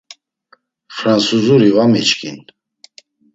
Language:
Laz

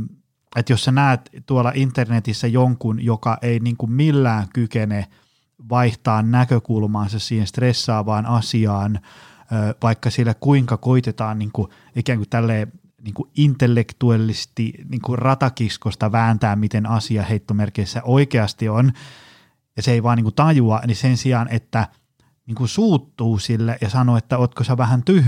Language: Finnish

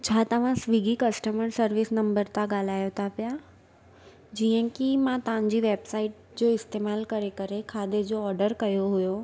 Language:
Sindhi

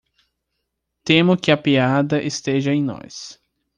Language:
Portuguese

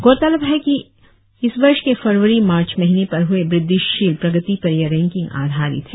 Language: Hindi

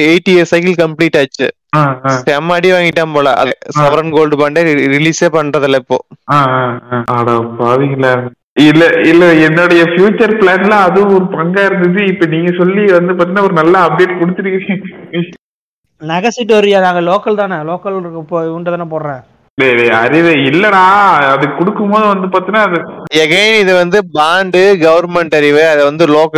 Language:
Tamil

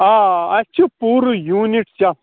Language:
Kashmiri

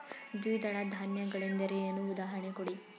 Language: Kannada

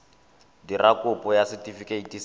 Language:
Tswana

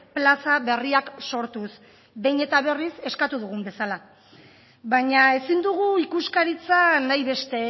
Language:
Basque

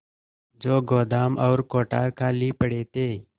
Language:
Hindi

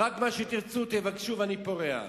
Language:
Hebrew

